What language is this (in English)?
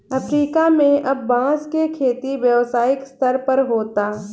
Bhojpuri